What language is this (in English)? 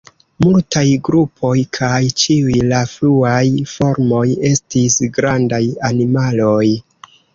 Esperanto